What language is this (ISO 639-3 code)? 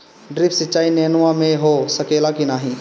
bho